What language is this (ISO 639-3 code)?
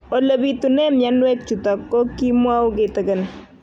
kln